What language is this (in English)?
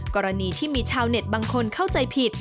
Thai